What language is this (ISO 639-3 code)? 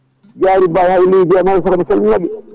ful